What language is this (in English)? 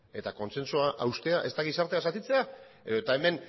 Basque